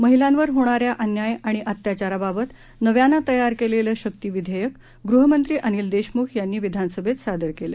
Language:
Marathi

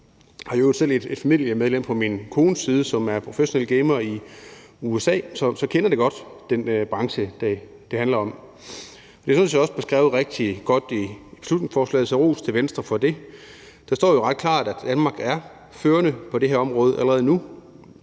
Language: Danish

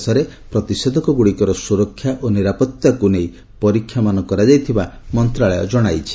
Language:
Odia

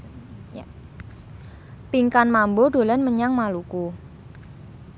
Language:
Javanese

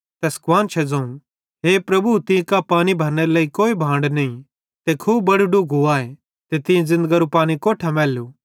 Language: Bhadrawahi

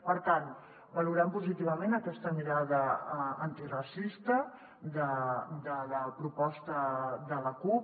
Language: Catalan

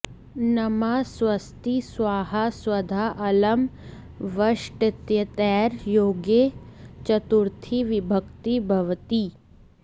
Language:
Sanskrit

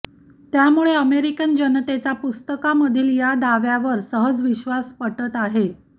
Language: Marathi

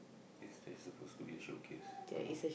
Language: English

